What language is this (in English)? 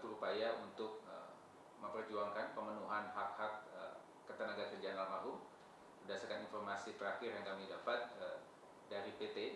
Indonesian